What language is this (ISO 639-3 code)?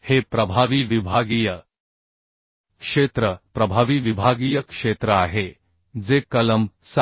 mar